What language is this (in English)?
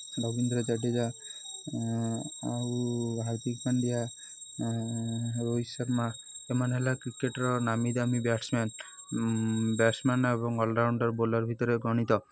Odia